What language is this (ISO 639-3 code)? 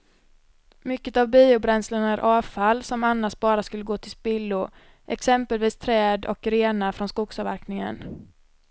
swe